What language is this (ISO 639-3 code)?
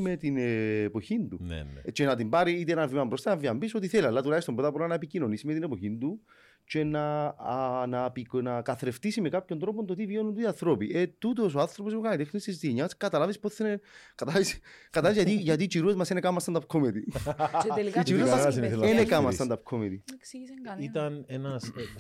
ell